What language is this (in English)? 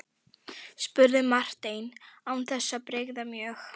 Icelandic